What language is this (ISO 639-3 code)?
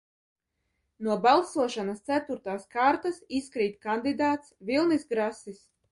lav